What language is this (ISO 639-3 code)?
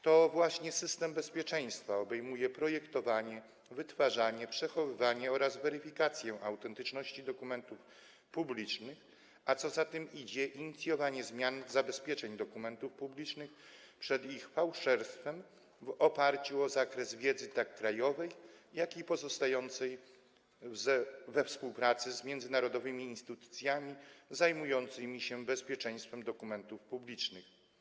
pol